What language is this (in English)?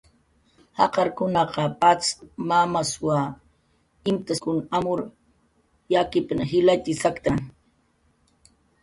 Jaqaru